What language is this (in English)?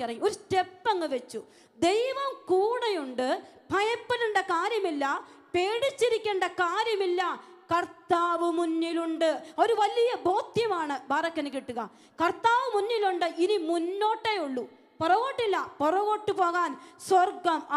Malayalam